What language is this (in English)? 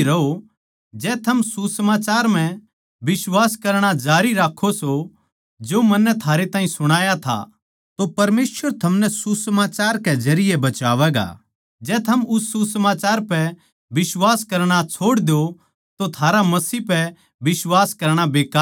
Haryanvi